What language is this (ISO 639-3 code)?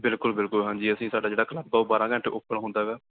pan